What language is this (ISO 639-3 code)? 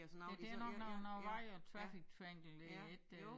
dan